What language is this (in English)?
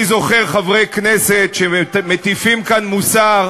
Hebrew